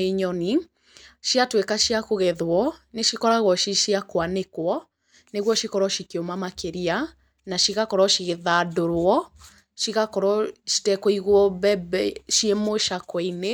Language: Kikuyu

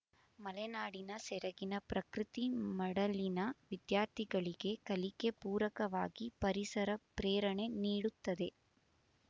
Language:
Kannada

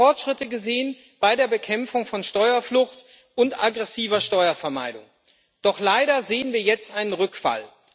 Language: German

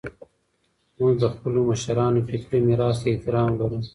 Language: Pashto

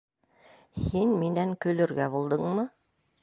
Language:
Bashkir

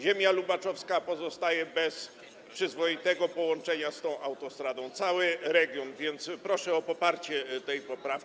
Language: Polish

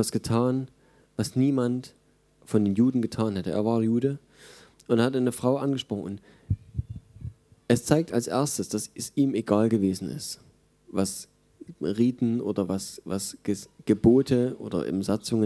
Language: German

